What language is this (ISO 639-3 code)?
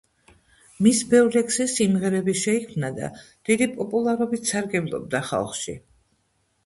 kat